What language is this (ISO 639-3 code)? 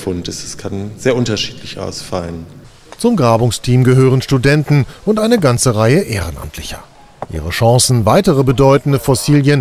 deu